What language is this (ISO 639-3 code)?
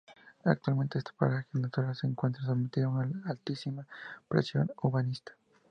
spa